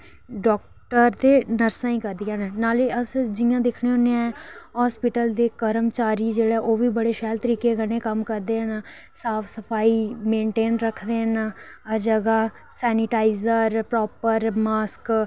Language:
Dogri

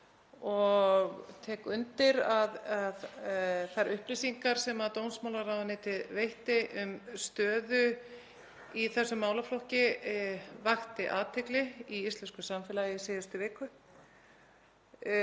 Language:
Icelandic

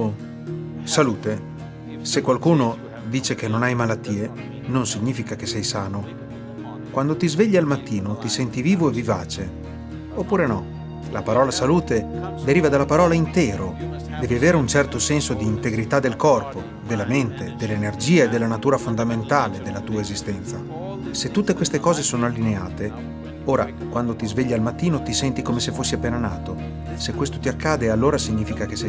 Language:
Italian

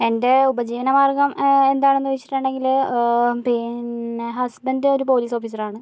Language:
Malayalam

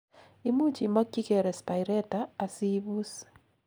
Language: Kalenjin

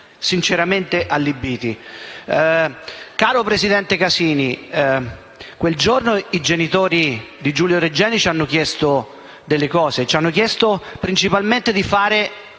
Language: Italian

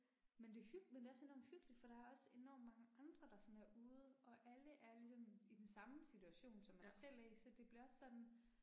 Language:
Danish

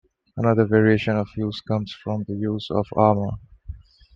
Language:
English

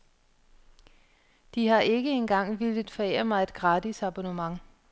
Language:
Danish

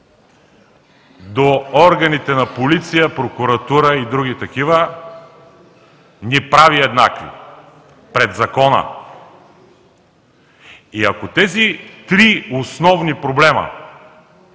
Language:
Bulgarian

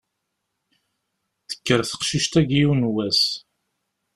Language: Kabyle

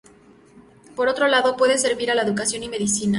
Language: Spanish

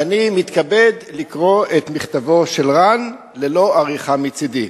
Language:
Hebrew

